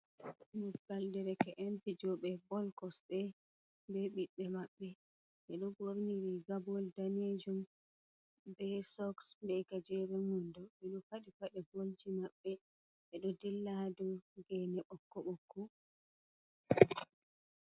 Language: Fula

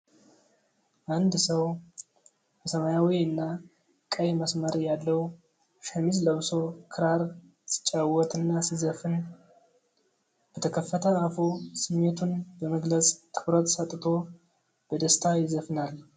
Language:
Amharic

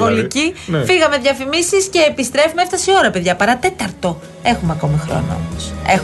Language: Greek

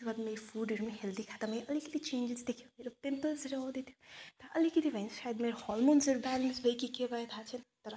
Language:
Nepali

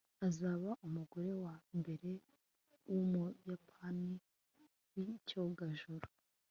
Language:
Kinyarwanda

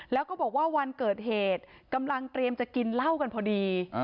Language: Thai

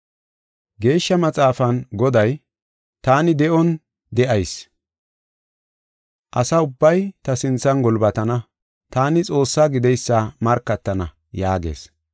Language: Gofa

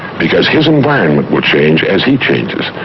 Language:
English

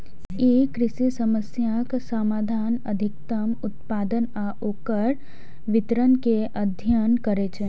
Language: Maithili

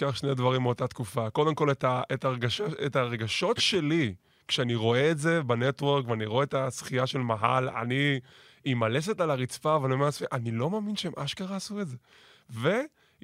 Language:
Hebrew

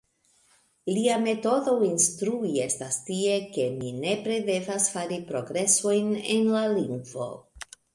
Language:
Esperanto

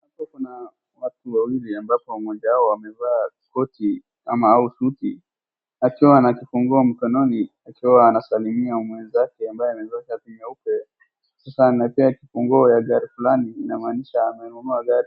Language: Swahili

